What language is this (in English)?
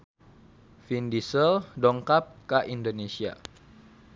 Sundanese